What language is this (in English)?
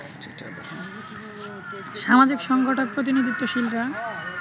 Bangla